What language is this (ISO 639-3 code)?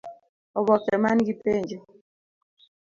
luo